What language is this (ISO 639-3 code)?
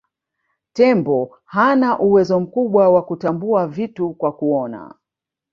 swa